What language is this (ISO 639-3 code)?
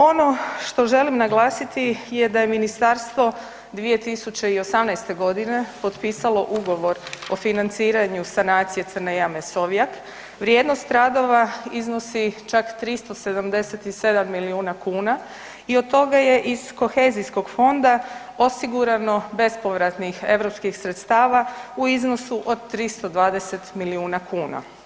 hrv